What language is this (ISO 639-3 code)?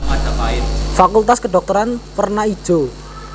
jav